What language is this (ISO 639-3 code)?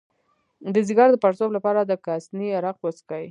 pus